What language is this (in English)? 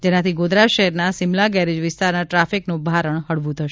Gujarati